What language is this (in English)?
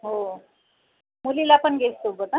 Marathi